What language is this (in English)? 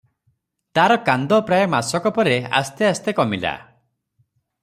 Odia